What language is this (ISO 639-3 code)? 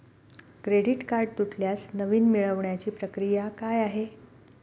mar